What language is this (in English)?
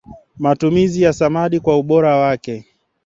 Swahili